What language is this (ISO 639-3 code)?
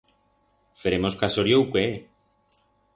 arg